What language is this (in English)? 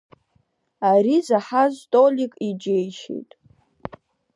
Abkhazian